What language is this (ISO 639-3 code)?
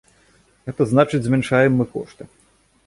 bel